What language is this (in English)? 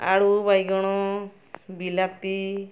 Odia